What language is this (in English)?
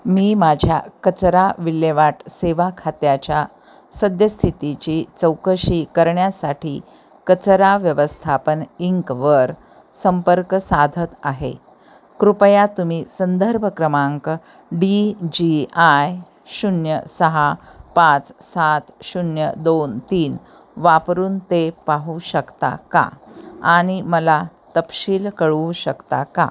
Marathi